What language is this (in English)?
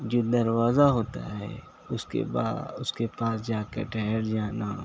Urdu